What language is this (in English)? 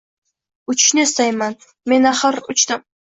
Uzbek